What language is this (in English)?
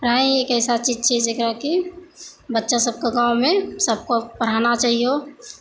Maithili